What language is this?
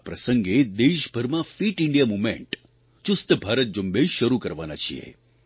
Gujarati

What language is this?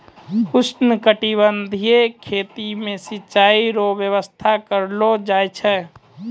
Maithili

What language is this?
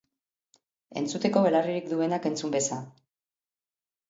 Basque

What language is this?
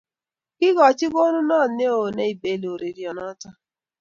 Kalenjin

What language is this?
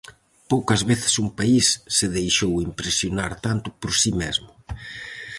Galician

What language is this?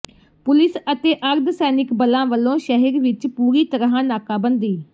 Punjabi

